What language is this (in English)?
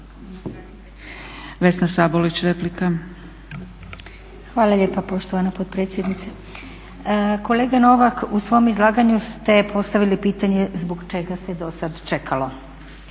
Croatian